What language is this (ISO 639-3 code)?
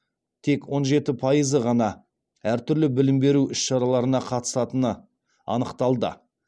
kaz